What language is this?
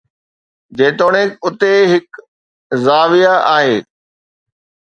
Sindhi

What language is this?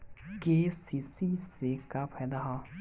Bhojpuri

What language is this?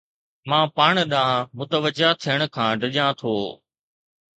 Sindhi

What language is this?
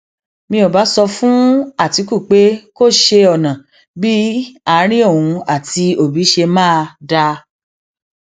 Yoruba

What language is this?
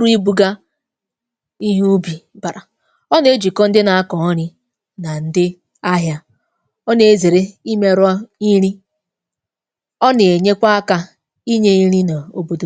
Igbo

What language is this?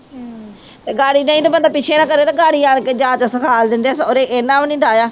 Punjabi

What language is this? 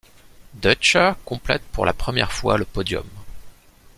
French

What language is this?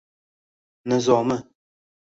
Uzbek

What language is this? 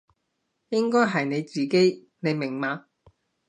Cantonese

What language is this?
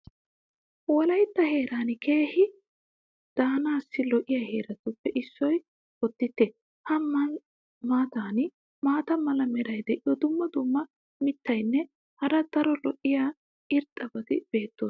Wolaytta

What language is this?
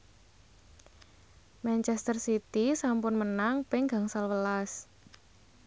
Javanese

